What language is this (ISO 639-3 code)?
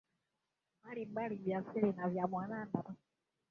swa